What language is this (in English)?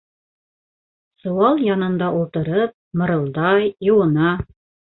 Bashkir